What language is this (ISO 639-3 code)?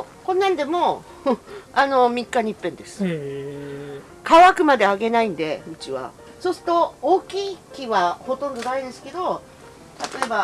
jpn